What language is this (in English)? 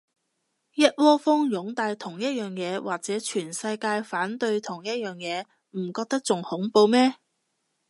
Cantonese